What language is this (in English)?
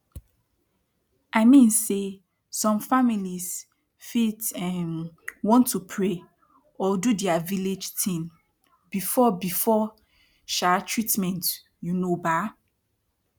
Nigerian Pidgin